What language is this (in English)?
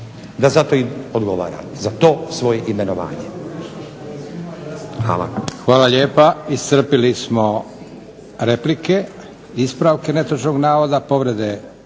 Croatian